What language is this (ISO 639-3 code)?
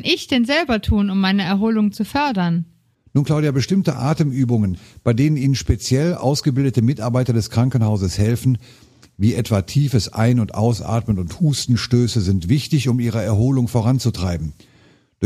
deu